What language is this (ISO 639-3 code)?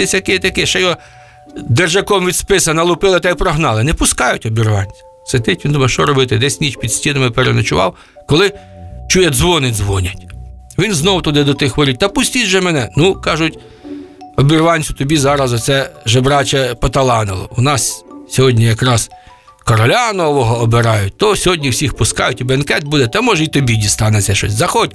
ukr